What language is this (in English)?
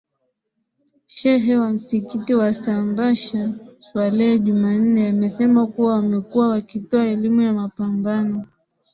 Swahili